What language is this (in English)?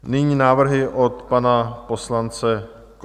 Czech